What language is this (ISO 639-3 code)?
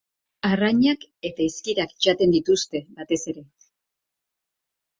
eus